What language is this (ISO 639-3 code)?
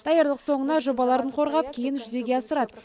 kaz